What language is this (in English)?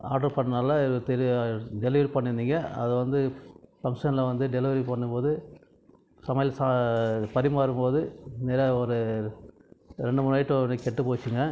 Tamil